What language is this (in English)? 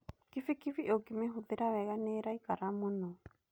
Kikuyu